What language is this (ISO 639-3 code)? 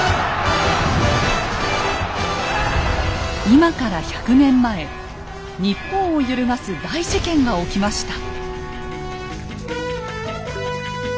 jpn